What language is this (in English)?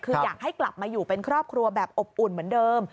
Thai